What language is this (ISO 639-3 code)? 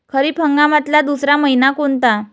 mar